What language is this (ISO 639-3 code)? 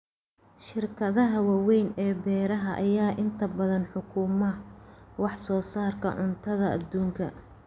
som